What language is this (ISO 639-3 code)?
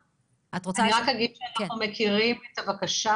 heb